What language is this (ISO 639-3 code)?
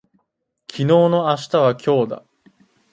jpn